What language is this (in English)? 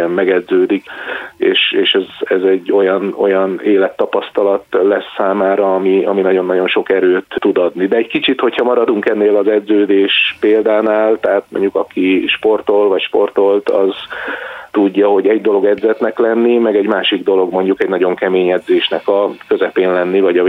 Hungarian